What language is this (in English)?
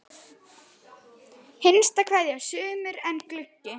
Icelandic